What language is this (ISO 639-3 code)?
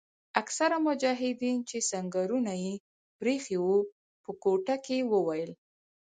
pus